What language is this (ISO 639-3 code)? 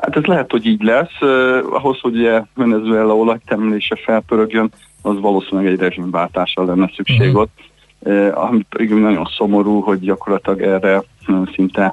hun